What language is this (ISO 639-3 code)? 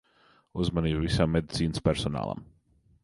lav